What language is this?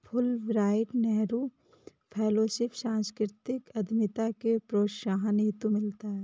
Hindi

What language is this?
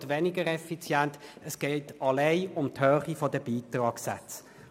Swiss German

